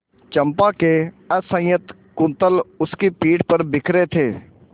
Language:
Hindi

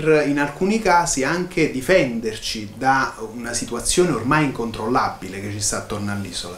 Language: Italian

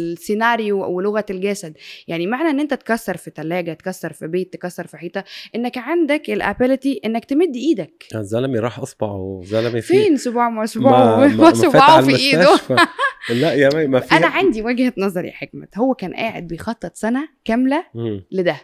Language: Arabic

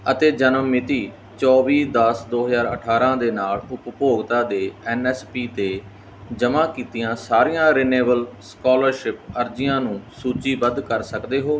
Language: Punjabi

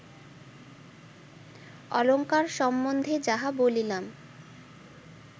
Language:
Bangla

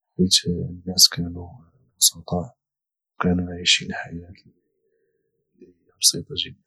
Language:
Moroccan Arabic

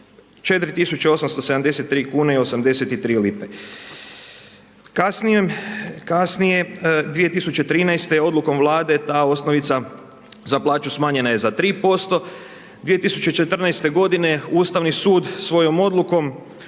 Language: Croatian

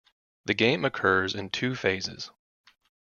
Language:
English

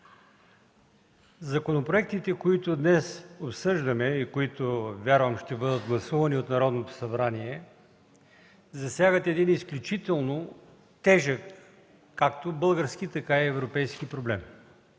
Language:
Bulgarian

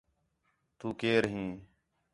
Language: Khetrani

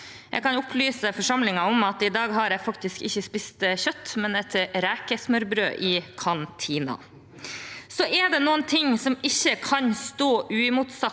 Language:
Norwegian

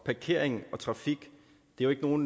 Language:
Danish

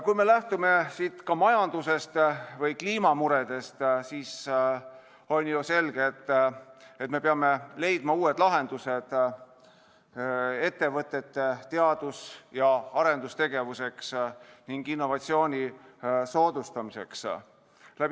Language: Estonian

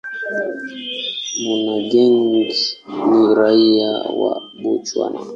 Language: Swahili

